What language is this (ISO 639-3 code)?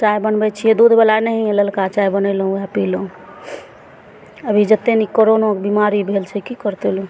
mai